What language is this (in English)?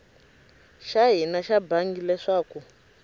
Tsonga